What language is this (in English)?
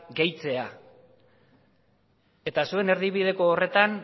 Basque